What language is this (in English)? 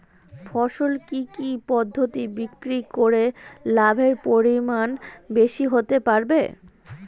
Bangla